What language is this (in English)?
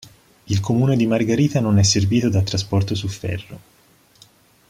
Italian